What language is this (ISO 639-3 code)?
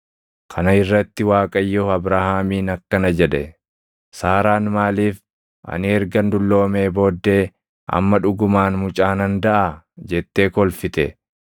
orm